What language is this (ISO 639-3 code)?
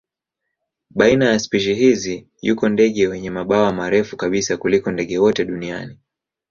swa